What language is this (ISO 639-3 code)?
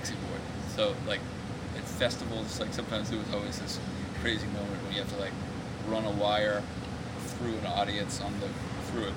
eng